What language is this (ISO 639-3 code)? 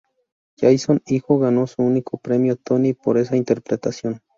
spa